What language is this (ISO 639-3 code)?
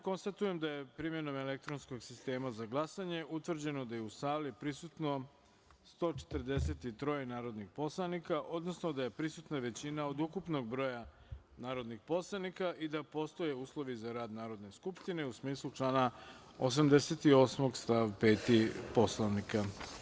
srp